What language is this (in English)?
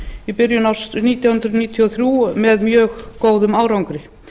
Icelandic